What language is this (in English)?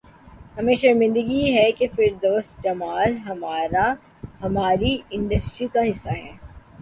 Urdu